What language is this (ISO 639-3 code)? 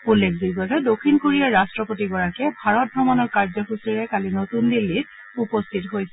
asm